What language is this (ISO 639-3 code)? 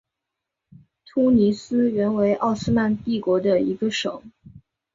zho